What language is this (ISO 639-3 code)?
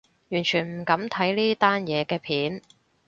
yue